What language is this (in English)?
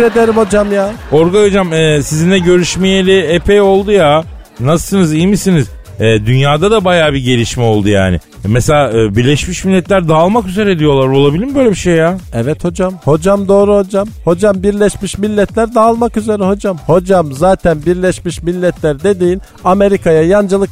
Turkish